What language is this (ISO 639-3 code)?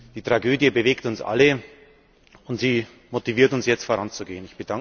deu